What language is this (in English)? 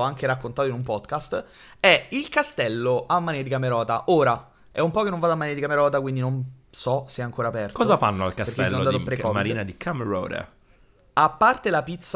Italian